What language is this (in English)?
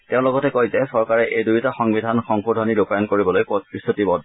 Assamese